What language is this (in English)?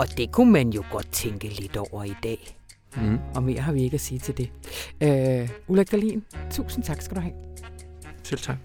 Danish